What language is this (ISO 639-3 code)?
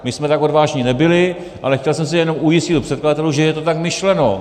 ces